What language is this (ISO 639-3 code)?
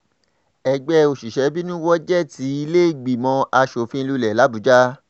yor